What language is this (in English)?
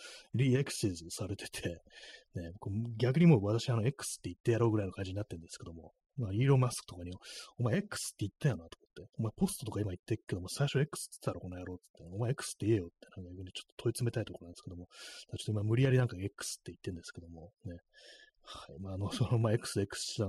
Japanese